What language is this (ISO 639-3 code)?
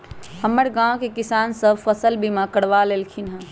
mag